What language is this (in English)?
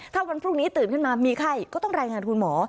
Thai